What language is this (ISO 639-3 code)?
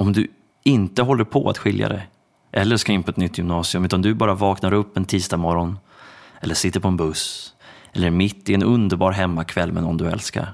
swe